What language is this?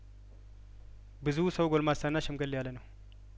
Amharic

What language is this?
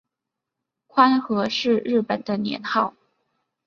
Chinese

